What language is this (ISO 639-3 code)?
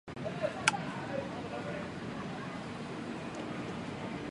zho